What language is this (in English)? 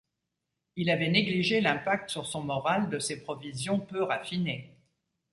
French